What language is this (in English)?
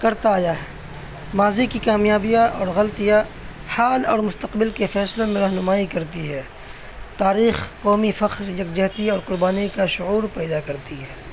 Urdu